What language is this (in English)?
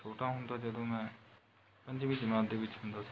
Punjabi